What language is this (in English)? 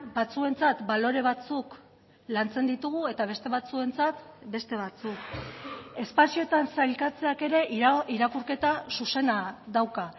Basque